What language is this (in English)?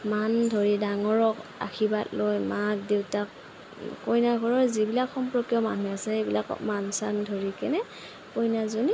Assamese